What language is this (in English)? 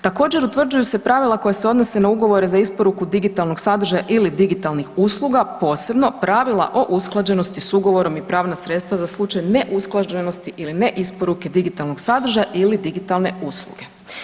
Croatian